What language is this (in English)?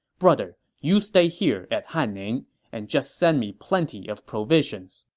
English